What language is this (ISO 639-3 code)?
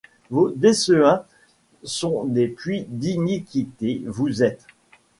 fra